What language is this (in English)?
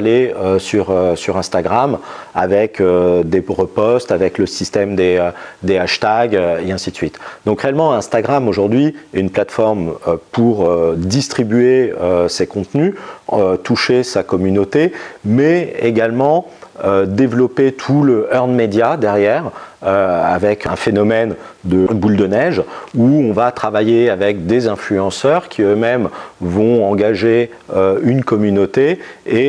French